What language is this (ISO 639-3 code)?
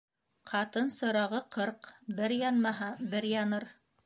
bak